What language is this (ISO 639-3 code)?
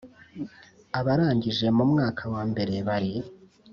kin